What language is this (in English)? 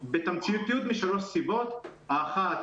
Hebrew